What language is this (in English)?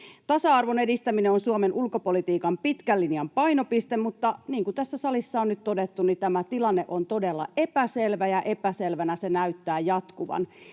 Finnish